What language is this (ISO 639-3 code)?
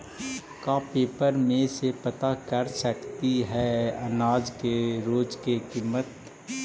mag